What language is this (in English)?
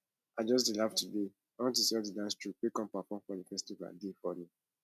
Nigerian Pidgin